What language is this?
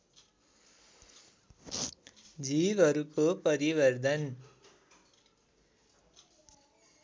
Nepali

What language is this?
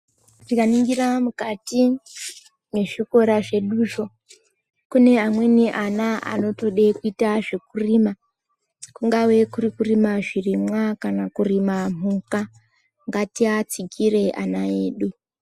Ndau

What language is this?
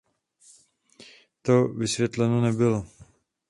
Czech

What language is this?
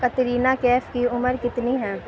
Urdu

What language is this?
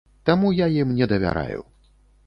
Belarusian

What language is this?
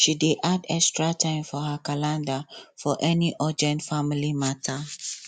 Nigerian Pidgin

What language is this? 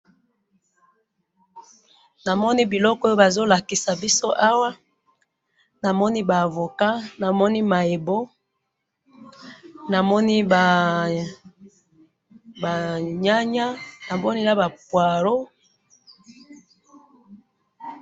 Lingala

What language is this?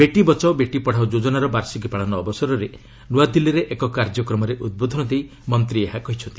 Odia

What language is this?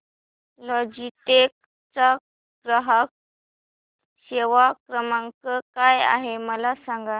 Marathi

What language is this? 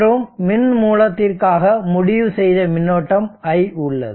Tamil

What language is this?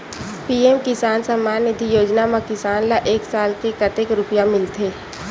Chhattisgarhi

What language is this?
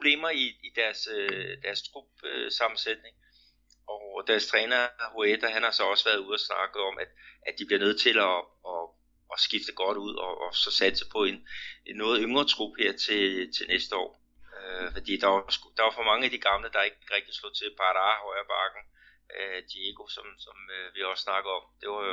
Danish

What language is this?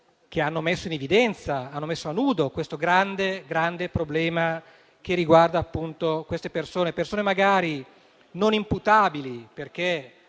Italian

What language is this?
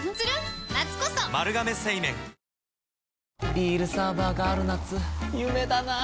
Japanese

